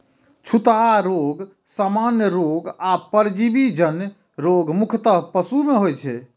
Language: Maithili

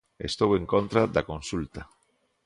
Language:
Galician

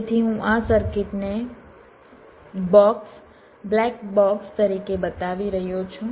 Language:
Gujarati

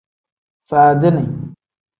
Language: Tem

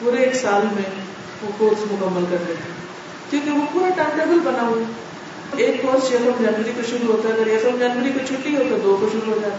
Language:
Urdu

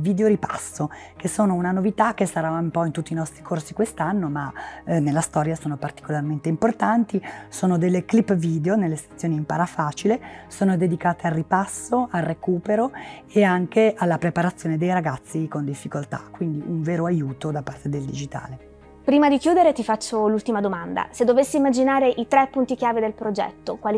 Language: Italian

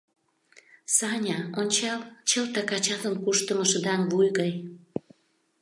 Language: Mari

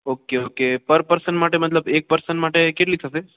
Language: Gujarati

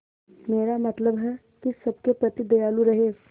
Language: Hindi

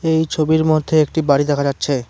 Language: Bangla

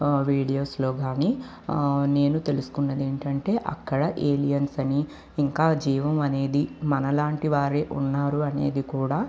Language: Telugu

